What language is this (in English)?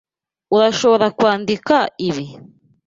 Kinyarwanda